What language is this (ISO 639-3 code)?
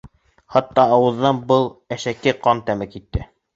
bak